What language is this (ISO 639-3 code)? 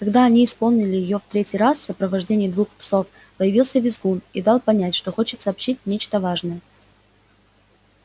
rus